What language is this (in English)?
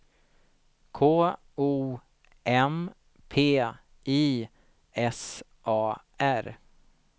Swedish